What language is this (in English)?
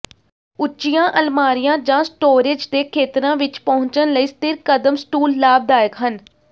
Punjabi